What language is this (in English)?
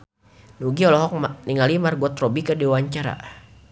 Sundanese